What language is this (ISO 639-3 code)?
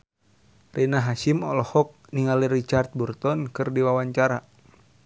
sun